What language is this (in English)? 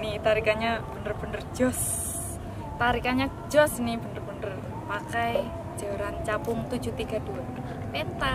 Indonesian